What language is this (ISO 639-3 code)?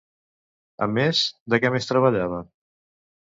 cat